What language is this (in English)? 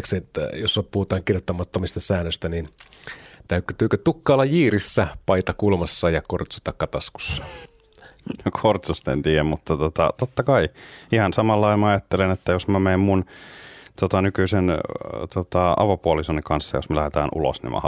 Finnish